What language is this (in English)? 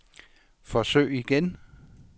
Danish